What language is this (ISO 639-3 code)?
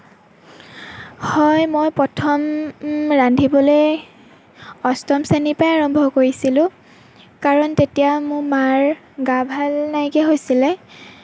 asm